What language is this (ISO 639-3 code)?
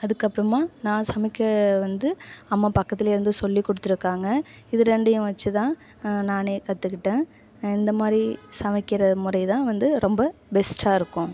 tam